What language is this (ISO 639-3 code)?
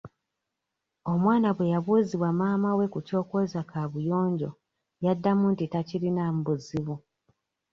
lug